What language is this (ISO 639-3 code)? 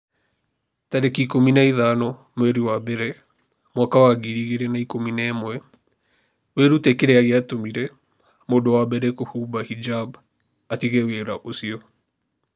kik